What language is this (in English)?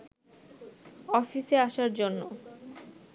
Bangla